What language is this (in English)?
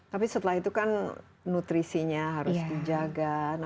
Indonesian